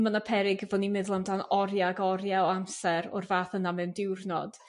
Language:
Welsh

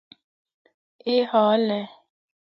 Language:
Northern Hindko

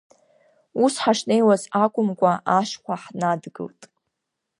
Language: Abkhazian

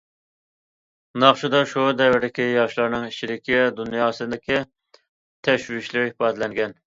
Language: Uyghur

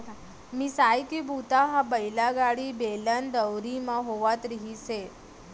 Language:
Chhattisgarhi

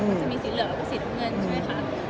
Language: Thai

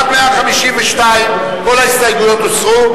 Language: Hebrew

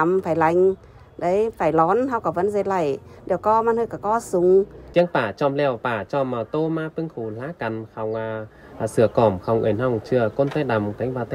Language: Vietnamese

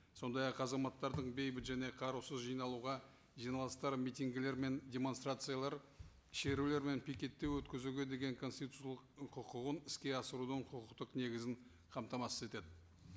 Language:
Kazakh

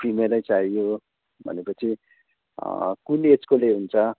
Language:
Nepali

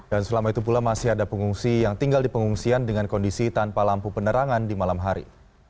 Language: Indonesian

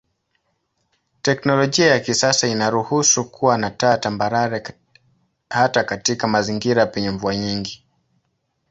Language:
Swahili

